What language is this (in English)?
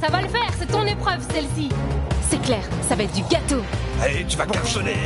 French